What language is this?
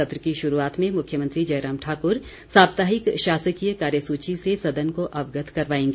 Hindi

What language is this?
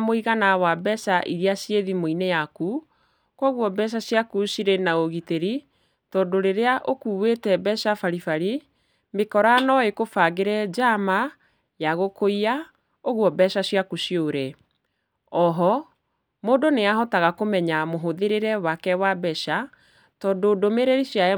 Kikuyu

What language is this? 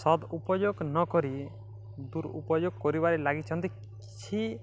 Odia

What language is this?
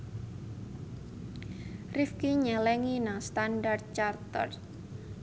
Javanese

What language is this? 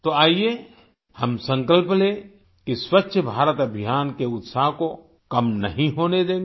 Hindi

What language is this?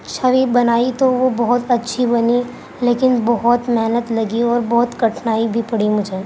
Urdu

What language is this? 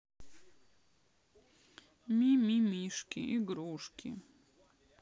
Russian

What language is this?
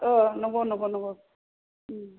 Bodo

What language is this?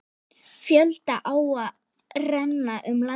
Icelandic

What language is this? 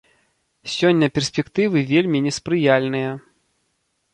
Belarusian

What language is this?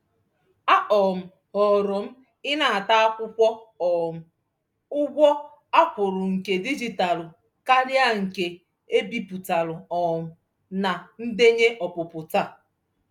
Igbo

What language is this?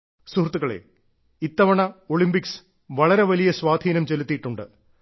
Malayalam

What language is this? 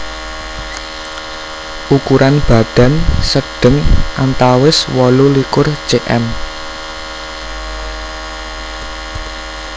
Javanese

